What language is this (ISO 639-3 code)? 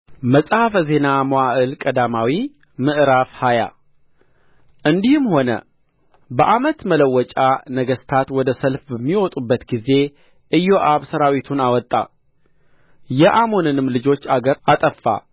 amh